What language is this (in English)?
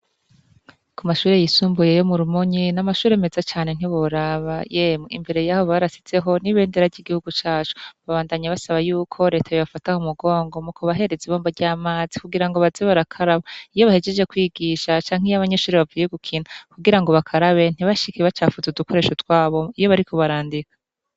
Rundi